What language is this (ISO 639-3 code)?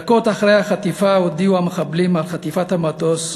heb